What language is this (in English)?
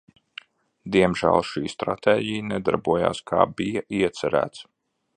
Latvian